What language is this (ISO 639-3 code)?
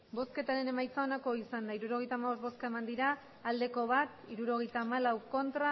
eus